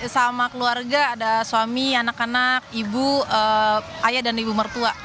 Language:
Indonesian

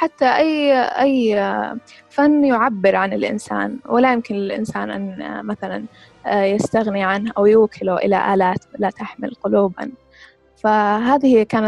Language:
Arabic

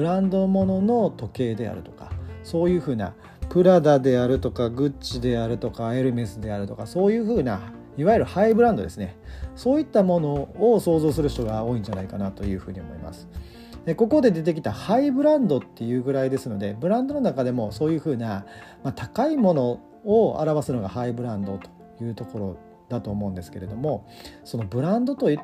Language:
Japanese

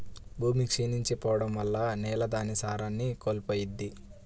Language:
Telugu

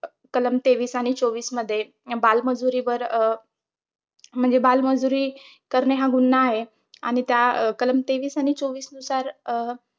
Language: Marathi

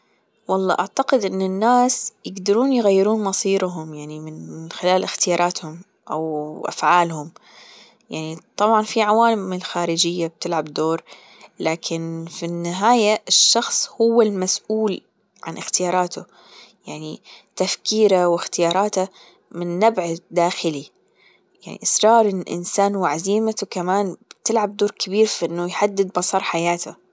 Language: Gulf Arabic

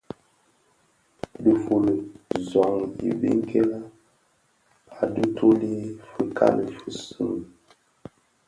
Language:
Bafia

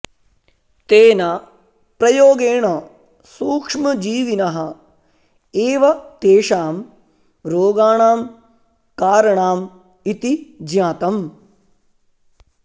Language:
Sanskrit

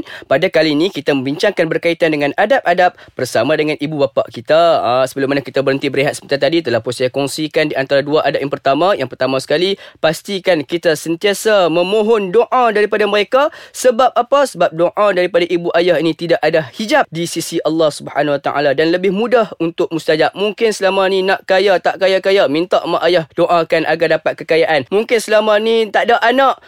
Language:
Malay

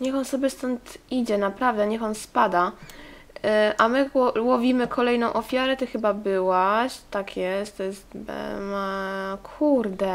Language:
Polish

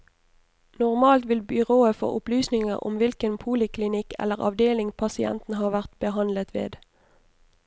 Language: Norwegian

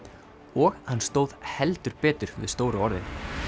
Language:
Icelandic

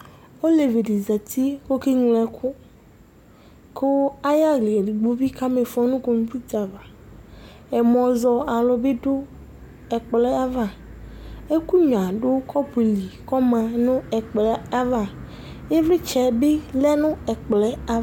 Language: Ikposo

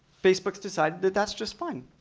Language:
English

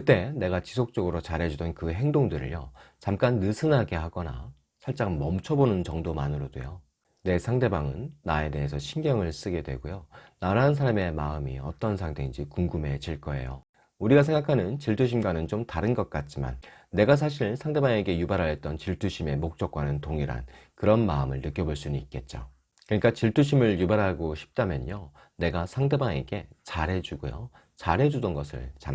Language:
Korean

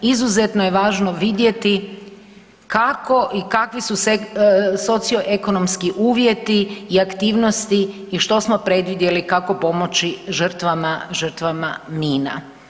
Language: Croatian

